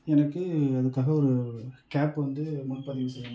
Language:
Tamil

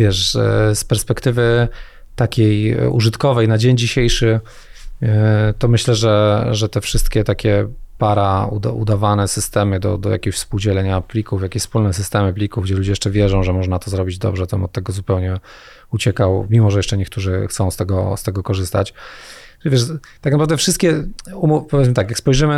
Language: Polish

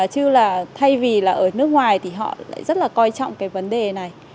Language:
Vietnamese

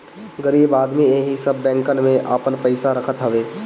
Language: Bhojpuri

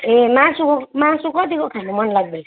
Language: Nepali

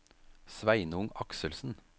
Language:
Norwegian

